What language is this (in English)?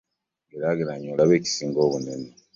Ganda